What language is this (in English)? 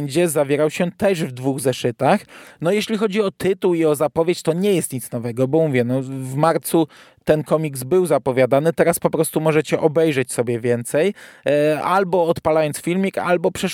Polish